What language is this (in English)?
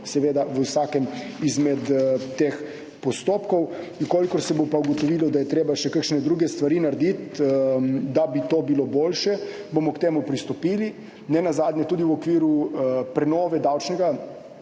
Slovenian